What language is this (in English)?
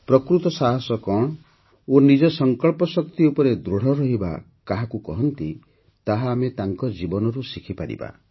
Odia